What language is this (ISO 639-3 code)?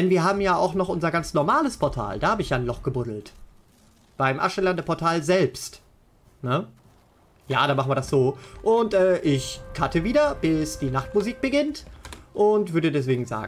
deu